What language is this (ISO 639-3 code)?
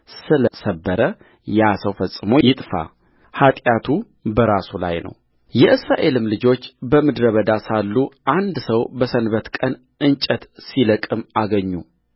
amh